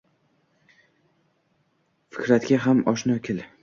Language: Uzbek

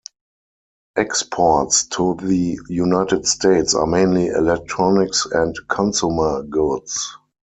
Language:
English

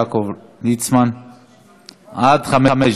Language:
Hebrew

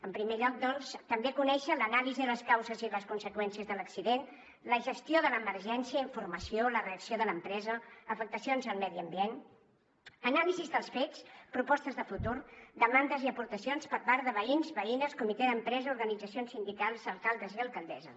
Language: Catalan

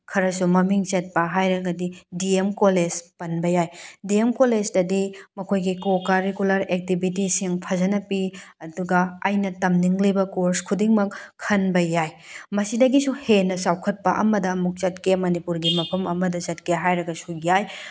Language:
Manipuri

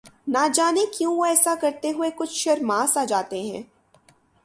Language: Urdu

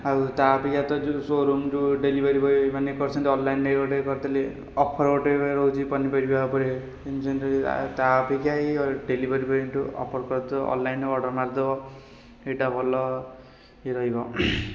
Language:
Odia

